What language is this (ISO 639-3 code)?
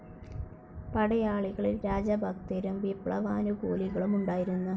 mal